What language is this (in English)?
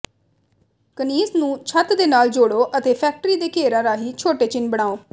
Punjabi